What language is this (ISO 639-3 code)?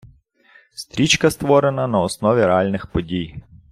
ukr